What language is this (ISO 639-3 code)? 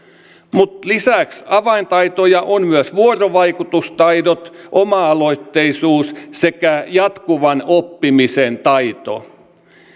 fin